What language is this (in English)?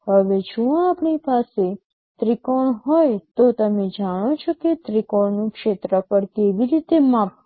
Gujarati